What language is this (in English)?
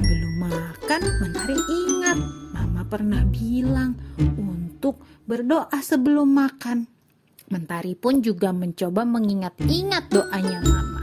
Indonesian